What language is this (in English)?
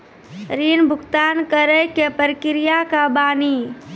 Maithili